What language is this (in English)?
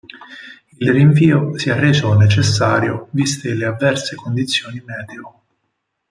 Italian